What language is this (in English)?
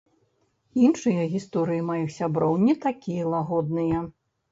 Belarusian